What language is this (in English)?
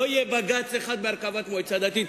Hebrew